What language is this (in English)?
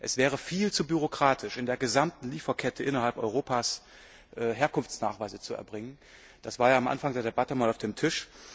German